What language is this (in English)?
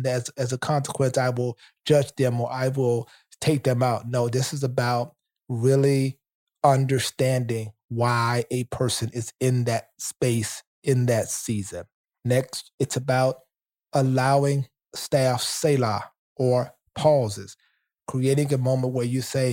English